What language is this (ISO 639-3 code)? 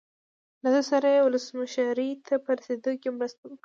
pus